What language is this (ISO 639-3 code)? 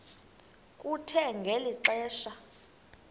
xho